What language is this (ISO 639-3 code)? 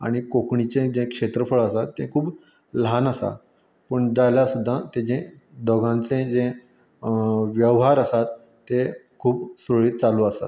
kok